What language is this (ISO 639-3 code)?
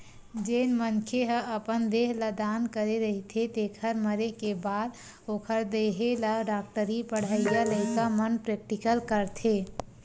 hne